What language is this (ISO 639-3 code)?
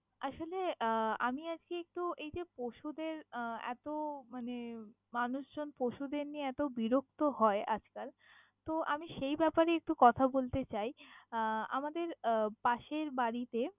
ben